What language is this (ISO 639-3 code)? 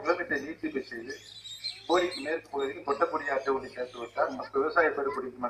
ron